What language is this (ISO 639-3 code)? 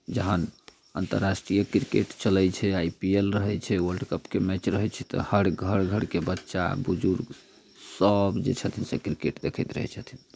mai